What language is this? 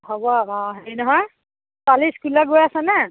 Assamese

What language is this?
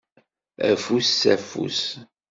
Kabyle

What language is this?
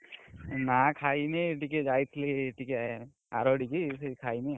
Odia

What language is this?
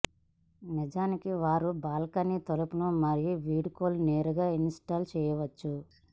Telugu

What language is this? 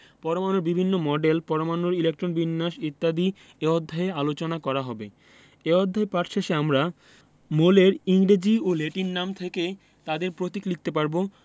Bangla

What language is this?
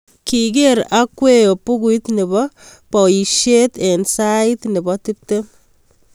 Kalenjin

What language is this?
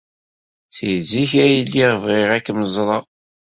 Kabyle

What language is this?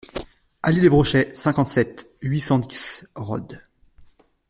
French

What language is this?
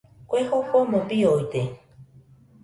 Nüpode Huitoto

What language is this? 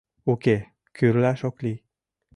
Mari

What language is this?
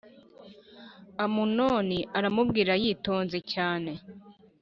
Kinyarwanda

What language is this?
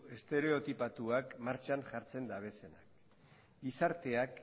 Basque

